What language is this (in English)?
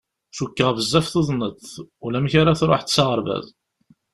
Kabyle